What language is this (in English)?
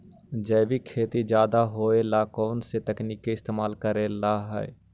Magahi